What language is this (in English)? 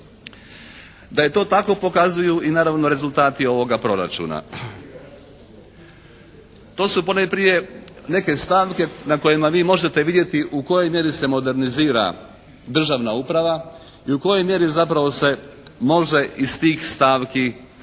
Croatian